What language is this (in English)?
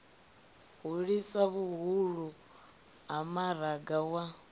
Venda